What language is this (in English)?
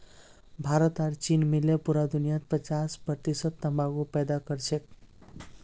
Magahi